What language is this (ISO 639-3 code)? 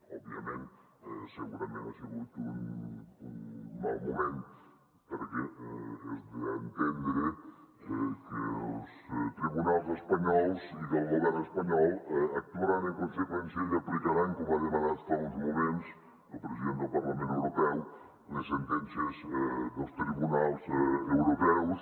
cat